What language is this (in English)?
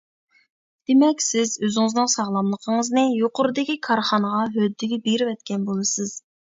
Uyghur